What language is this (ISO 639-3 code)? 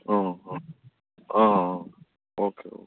guj